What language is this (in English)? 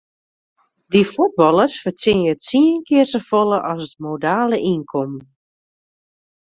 Western Frisian